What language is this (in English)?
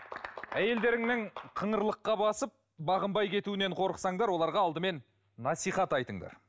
Kazakh